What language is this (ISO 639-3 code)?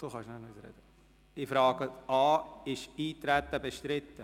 gsw